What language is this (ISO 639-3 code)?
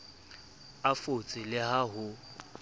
sot